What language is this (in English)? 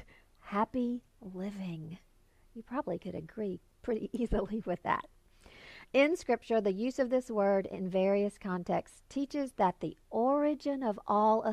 English